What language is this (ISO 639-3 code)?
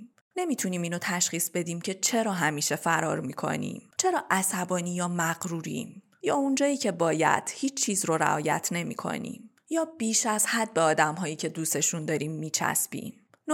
fas